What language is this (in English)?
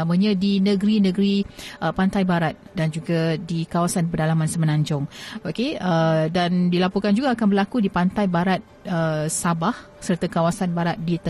Malay